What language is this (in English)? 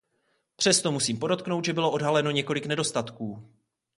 Czech